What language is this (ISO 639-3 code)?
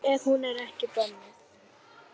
isl